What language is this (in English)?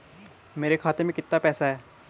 Hindi